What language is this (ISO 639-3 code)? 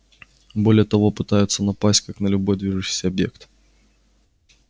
rus